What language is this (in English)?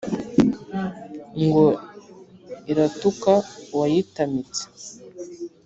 Kinyarwanda